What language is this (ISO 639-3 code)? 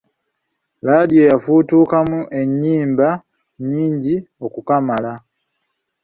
lug